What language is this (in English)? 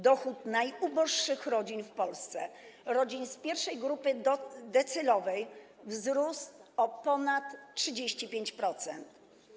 Polish